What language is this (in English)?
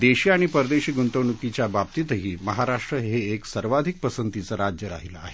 Marathi